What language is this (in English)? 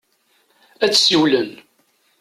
Kabyle